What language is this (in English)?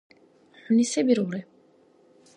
Dargwa